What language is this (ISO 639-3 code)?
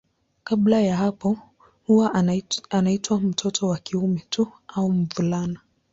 swa